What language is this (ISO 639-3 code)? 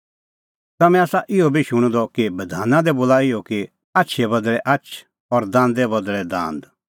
kfx